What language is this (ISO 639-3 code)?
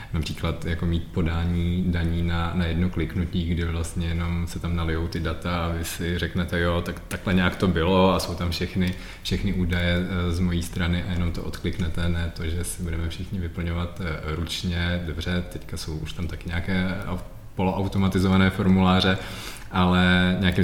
ces